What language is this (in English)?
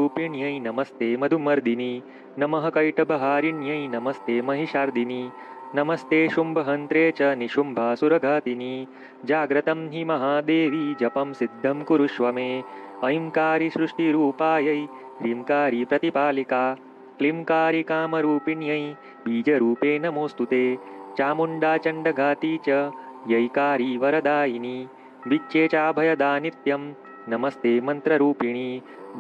Hindi